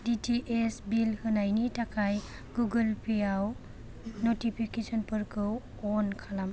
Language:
Bodo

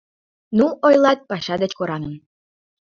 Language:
Mari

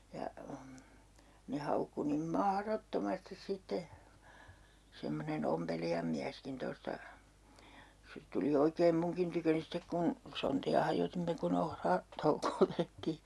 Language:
Finnish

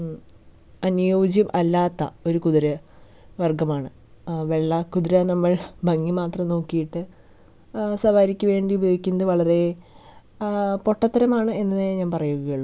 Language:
Malayalam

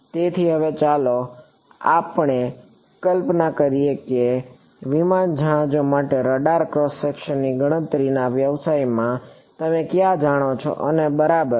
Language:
Gujarati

